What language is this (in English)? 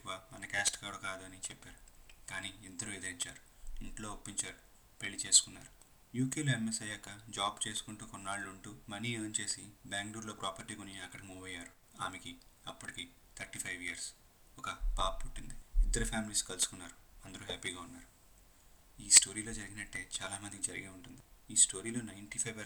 Telugu